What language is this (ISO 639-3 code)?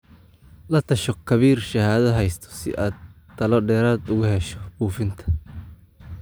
som